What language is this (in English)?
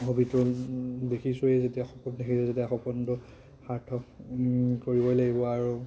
Assamese